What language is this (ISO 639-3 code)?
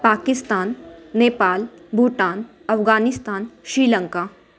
hin